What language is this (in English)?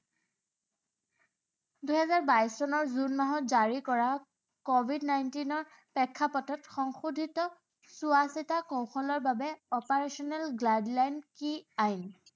Assamese